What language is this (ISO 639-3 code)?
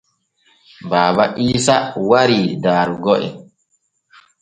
fue